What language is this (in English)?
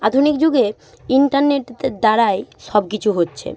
Bangla